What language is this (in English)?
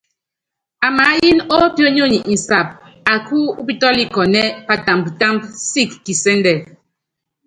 Yangben